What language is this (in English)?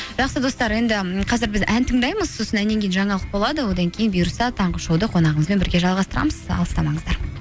Kazakh